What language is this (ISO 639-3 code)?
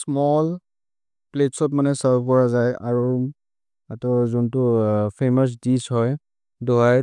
mrr